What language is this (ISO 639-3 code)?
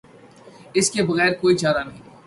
urd